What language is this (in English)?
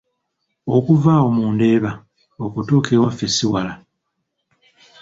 Ganda